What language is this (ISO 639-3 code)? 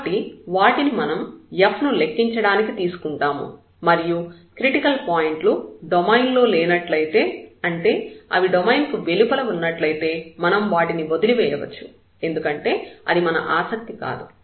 tel